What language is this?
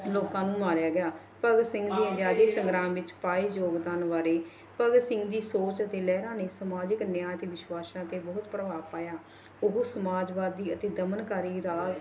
Punjabi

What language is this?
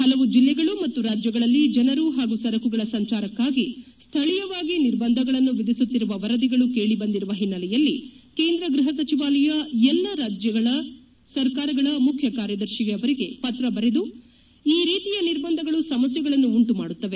Kannada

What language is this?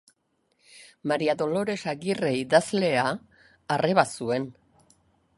Basque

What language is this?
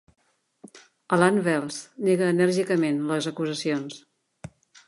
Catalan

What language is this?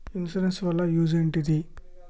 Telugu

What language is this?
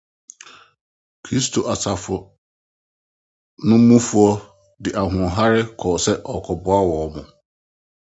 Akan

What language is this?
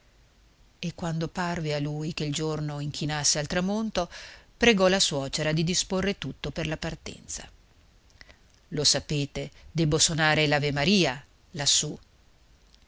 Italian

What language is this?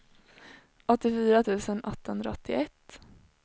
Swedish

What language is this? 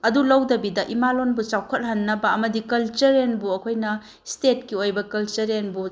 Manipuri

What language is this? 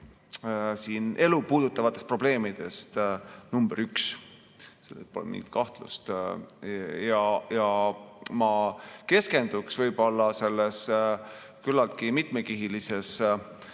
Estonian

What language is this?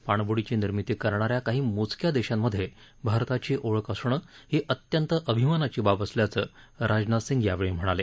Marathi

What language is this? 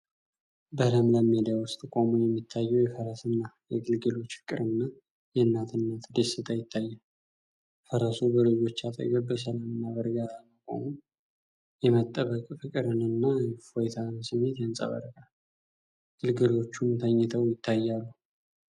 Amharic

